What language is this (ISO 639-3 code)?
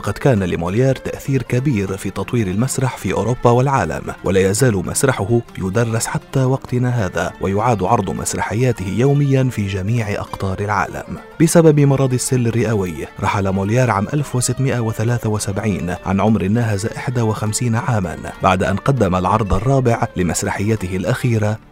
ara